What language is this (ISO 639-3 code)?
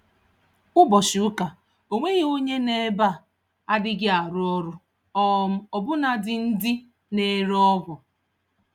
ibo